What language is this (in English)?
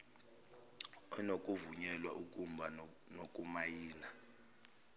Zulu